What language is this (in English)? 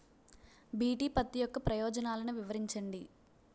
Telugu